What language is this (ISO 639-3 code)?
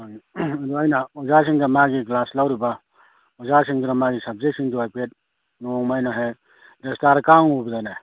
mni